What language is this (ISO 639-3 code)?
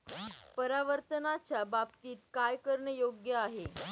mar